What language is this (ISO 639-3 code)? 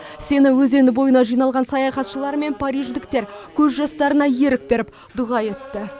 kaz